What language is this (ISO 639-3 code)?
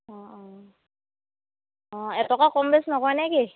asm